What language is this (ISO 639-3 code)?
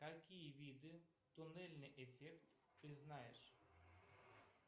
rus